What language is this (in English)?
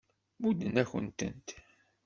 Kabyle